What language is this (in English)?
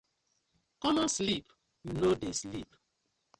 Nigerian Pidgin